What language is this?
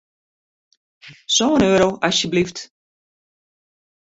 Western Frisian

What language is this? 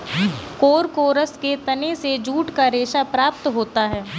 Hindi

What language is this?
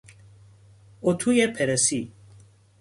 Persian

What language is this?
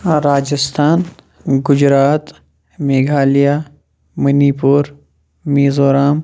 Kashmiri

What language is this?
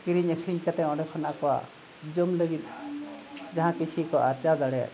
Santali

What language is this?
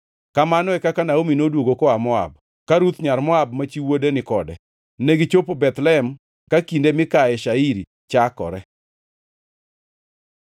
Luo (Kenya and Tanzania)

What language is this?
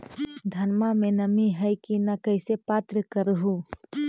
Magahi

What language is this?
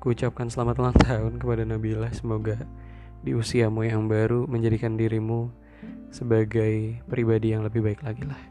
Indonesian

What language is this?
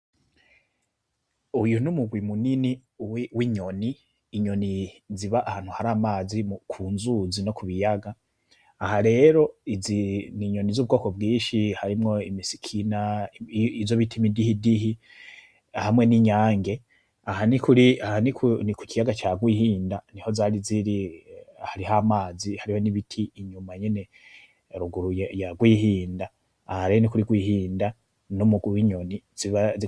Rundi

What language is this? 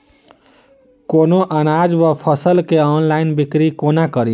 Maithili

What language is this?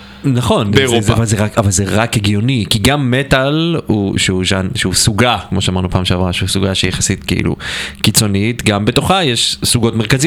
Hebrew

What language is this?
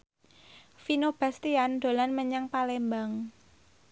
Javanese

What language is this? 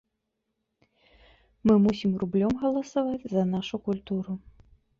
Belarusian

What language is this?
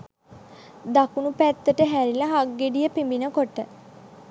Sinhala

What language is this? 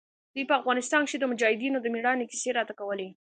Pashto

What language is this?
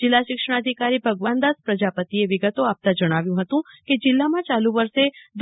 Gujarati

